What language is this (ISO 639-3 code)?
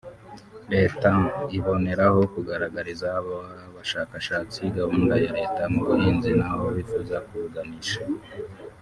kin